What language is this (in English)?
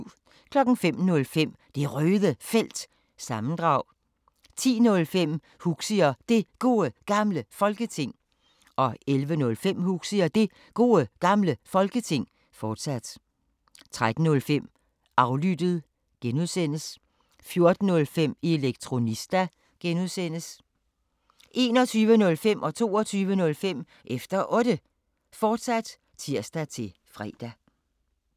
Danish